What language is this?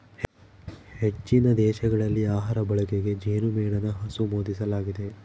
Kannada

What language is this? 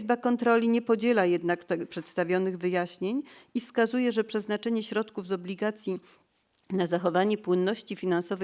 Polish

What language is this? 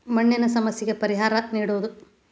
Kannada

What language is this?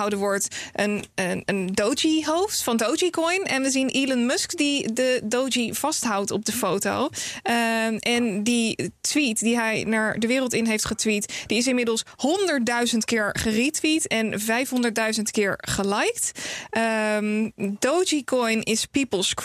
Dutch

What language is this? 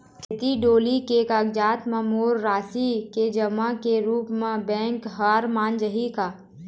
Chhattisgarhi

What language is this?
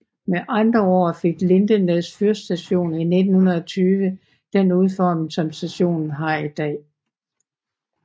Danish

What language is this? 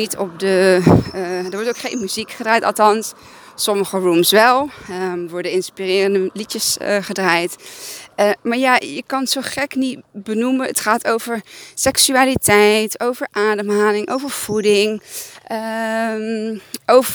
Dutch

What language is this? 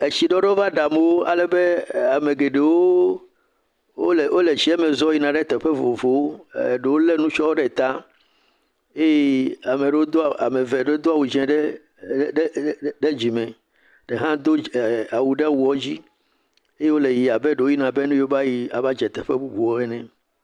Ewe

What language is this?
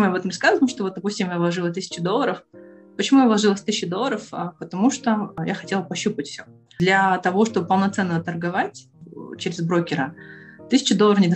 Russian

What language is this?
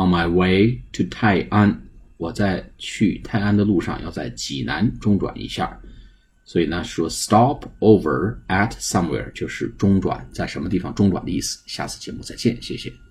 Chinese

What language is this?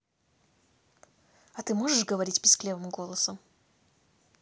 Russian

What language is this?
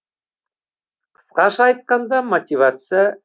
Kazakh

